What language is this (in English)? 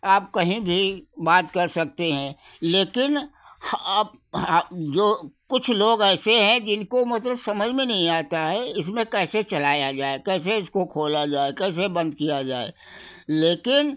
Hindi